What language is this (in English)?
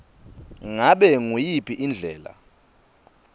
Swati